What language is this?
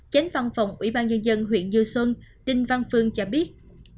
Vietnamese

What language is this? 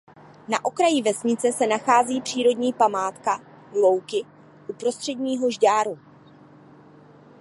Czech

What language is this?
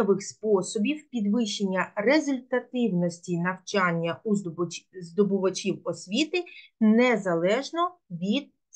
Ukrainian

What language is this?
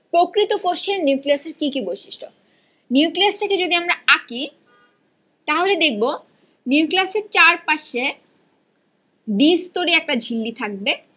Bangla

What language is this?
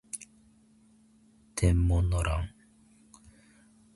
Japanese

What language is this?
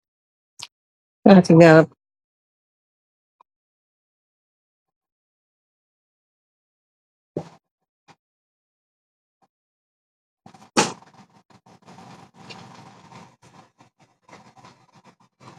Wolof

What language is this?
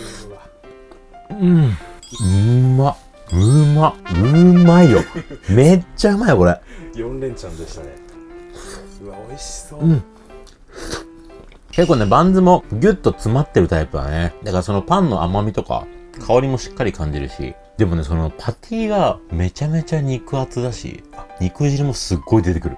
Japanese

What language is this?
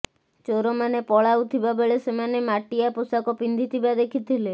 Odia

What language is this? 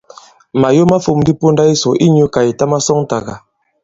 Bankon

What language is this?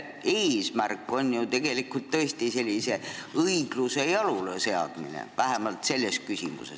Estonian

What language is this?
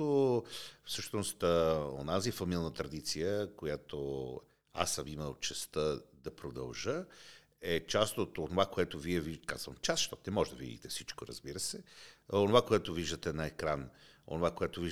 Bulgarian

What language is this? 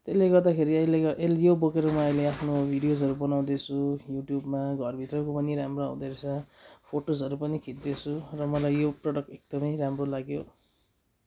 Nepali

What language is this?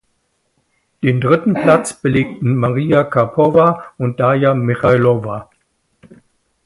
German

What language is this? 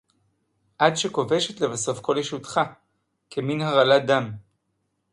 Hebrew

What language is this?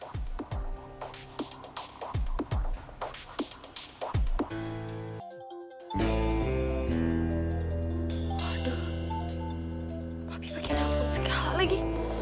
Indonesian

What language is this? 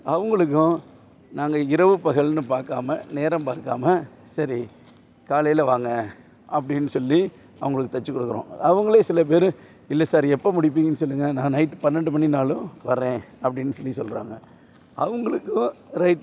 Tamil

